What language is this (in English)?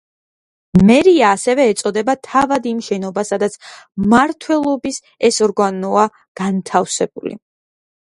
Georgian